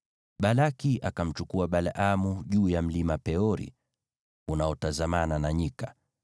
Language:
Swahili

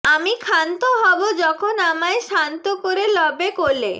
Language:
Bangla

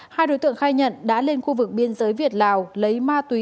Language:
Vietnamese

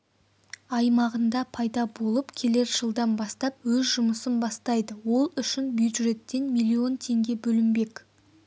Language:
Kazakh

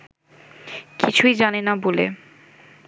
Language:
Bangla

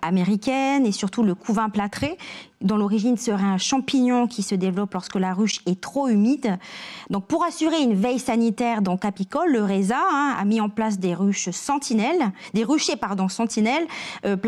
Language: French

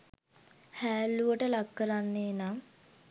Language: Sinhala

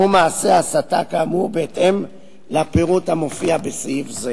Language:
Hebrew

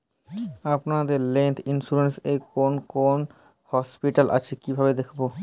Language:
Bangla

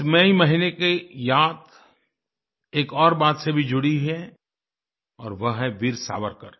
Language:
Hindi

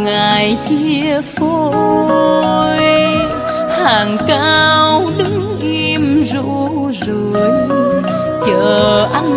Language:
Vietnamese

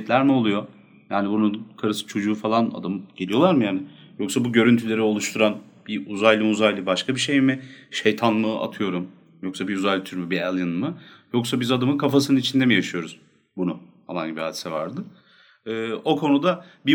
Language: Turkish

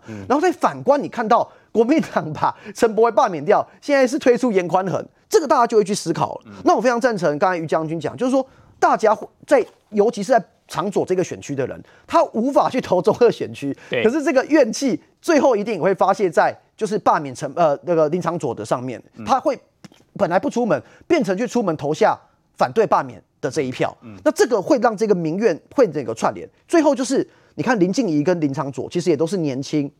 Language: Chinese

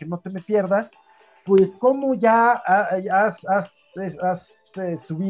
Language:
Spanish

